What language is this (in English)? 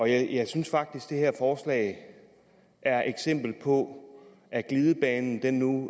Danish